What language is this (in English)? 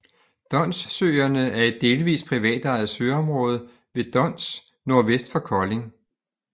Danish